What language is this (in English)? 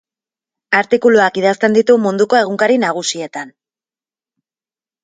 Basque